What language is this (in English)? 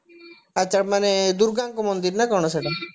Odia